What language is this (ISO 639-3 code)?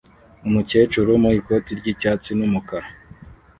kin